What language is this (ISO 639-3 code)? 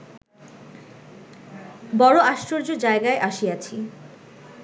ben